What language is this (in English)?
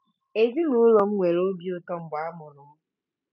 Igbo